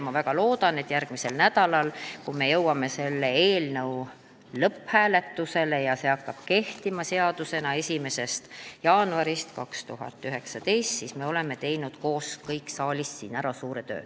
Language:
Estonian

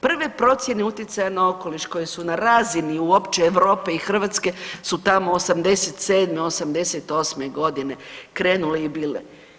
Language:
Croatian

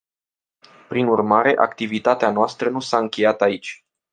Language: Romanian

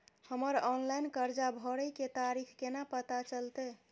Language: Maithili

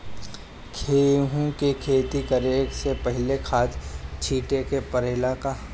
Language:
Bhojpuri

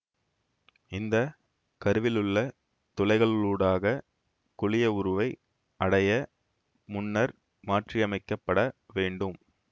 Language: Tamil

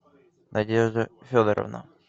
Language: Russian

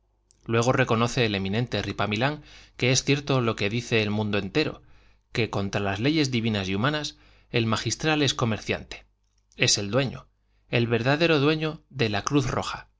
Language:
Spanish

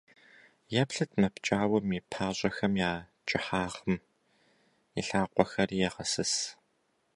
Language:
Kabardian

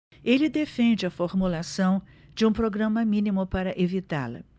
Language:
Portuguese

